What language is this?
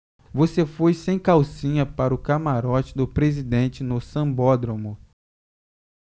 Portuguese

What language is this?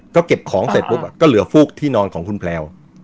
Thai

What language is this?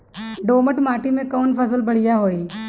Bhojpuri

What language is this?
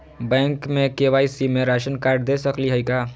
Magahi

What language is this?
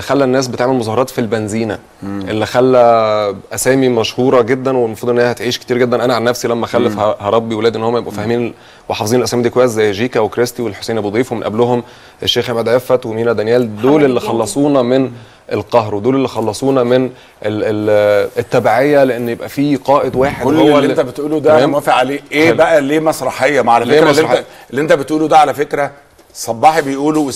Arabic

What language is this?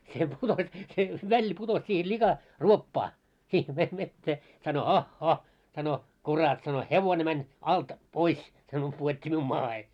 Finnish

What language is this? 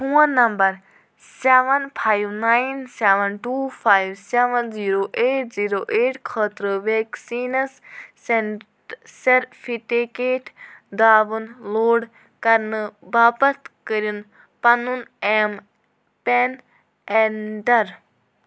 Kashmiri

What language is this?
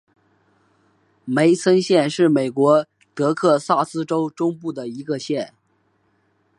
Chinese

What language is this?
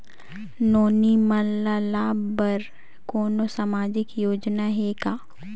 Chhattisgarhi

